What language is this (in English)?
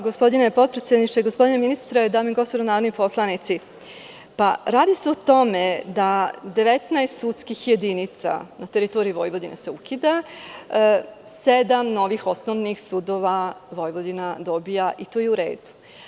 Serbian